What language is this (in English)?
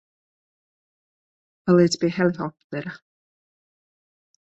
Latvian